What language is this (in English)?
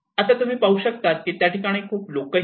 Marathi